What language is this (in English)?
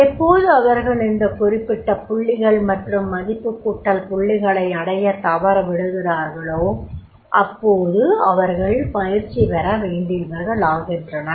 Tamil